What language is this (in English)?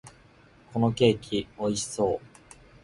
Japanese